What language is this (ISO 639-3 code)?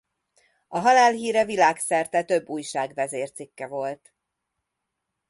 hun